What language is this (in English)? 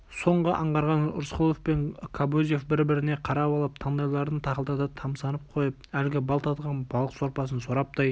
Kazakh